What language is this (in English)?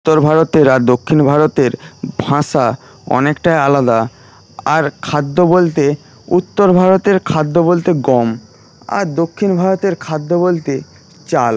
Bangla